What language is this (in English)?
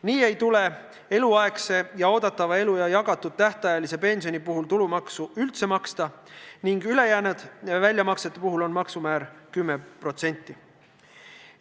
Estonian